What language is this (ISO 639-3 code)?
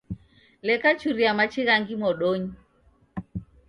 dav